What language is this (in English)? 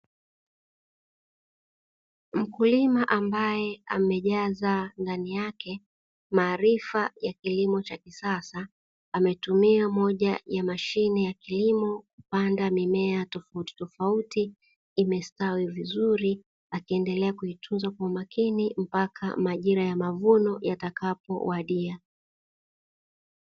Swahili